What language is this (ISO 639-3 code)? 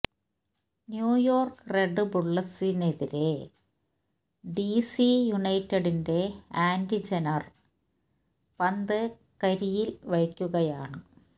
mal